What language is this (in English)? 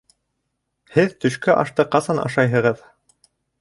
Bashkir